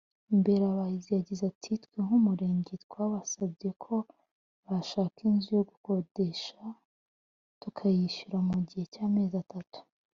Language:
Kinyarwanda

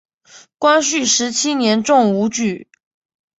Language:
Chinese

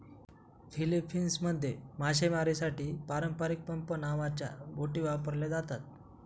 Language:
Marathi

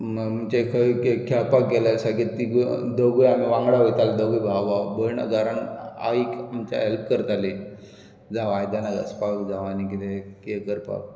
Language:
Konkani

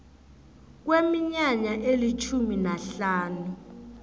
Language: South Ndebele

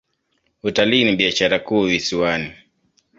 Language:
Swahili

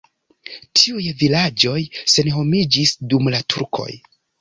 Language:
Esperanto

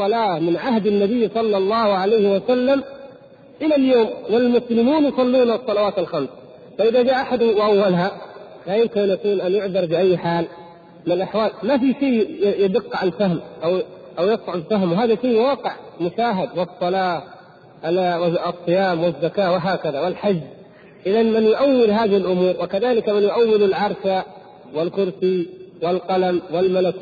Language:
Arabic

